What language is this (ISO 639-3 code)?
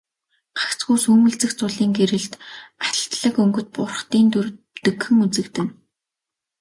mon